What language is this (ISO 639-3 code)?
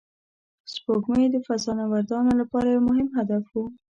pus